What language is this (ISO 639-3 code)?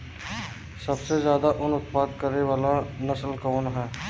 bho